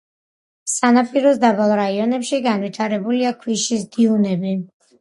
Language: Georgian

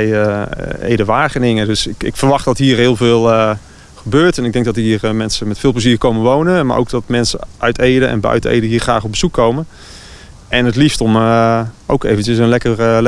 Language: Dutch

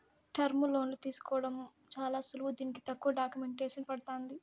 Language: Telugu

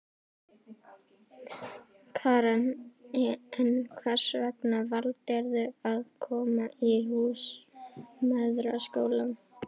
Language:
Icelandic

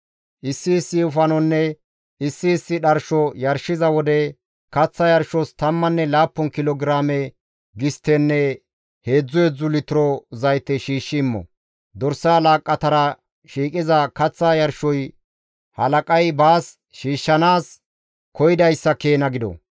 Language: Gamo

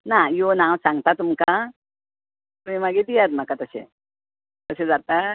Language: Konkani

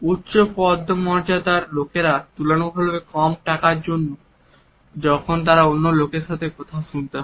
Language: Bangla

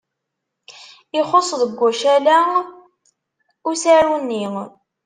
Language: Kabyle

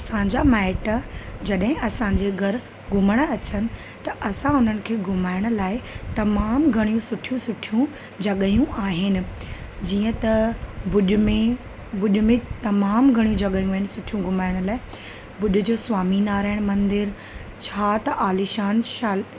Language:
Sindhi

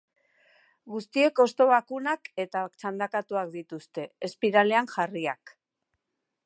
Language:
Basque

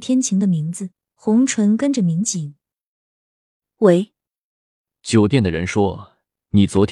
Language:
Chinese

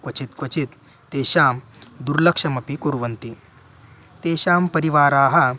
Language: Sanskrit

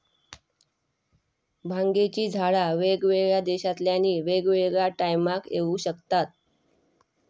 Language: Marathi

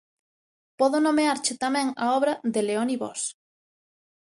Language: Galician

